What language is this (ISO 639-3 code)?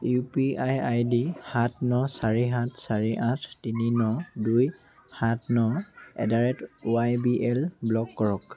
asm